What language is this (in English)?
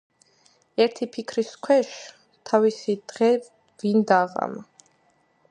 Georgian